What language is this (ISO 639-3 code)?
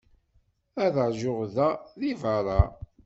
kab